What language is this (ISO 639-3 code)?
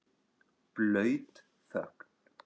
isl